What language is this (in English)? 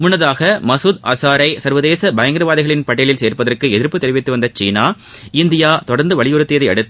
Tamil